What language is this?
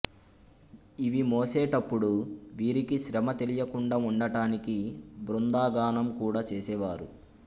Telugu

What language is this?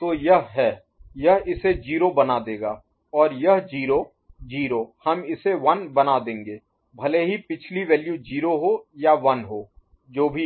Hindi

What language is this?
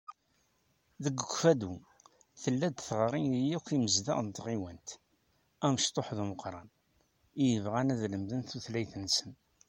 Kabyle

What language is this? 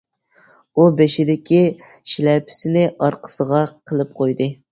Uyghur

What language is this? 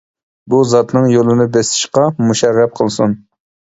Uyghur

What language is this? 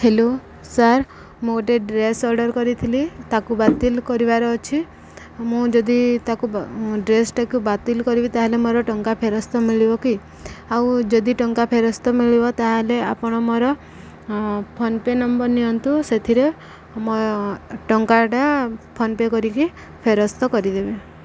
Odia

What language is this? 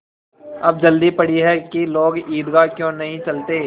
Hindi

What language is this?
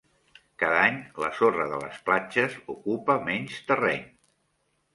Catalan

